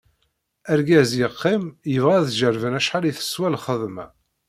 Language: Kabyle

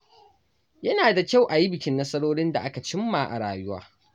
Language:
Hausa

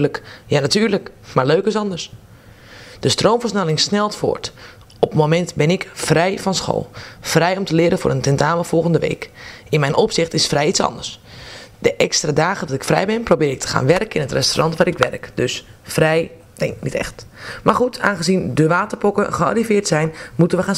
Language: Dutch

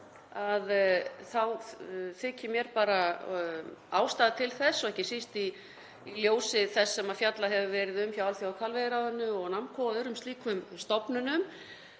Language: Icelandic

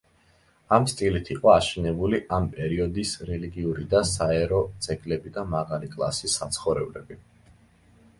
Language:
Georgian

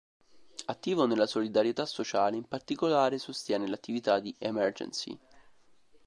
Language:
Italian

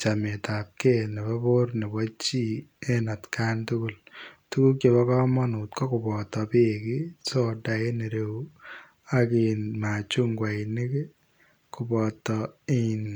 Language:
Kalenjin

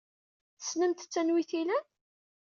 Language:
Kabyle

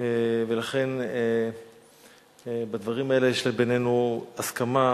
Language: Hebrew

